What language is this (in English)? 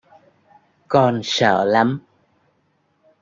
Vietnamese